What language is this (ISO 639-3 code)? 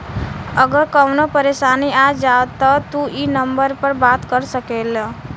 bho